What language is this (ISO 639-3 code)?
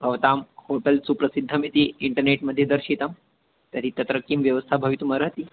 san